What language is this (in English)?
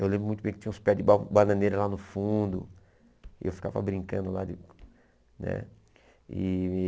Portuguese